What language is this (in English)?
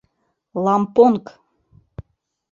Mari